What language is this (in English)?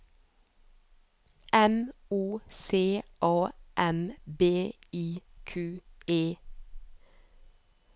Norwegian